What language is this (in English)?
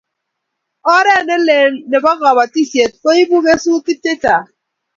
Kalenjin